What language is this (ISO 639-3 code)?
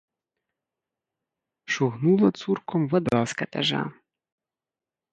bel